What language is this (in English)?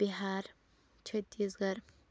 Kashmiri